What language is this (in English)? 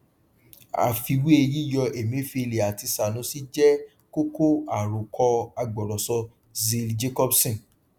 Yoruba